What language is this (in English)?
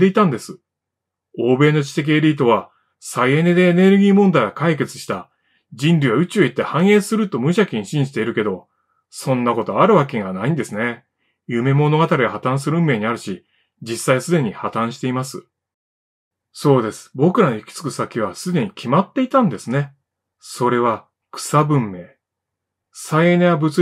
Japanese